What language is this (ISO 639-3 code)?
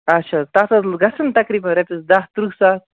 kas